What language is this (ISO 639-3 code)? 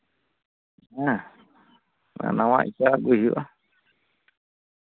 sat